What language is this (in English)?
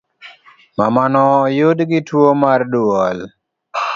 Luo (Kenya and Tanzania)